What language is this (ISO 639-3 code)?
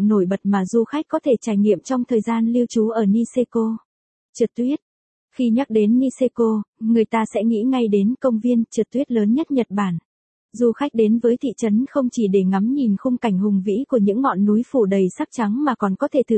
vie